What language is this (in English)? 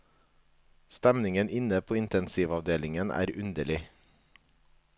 Norwegian